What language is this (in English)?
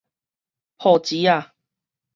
Min Nan Chinese